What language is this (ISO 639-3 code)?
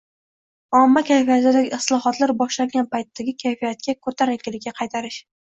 uzb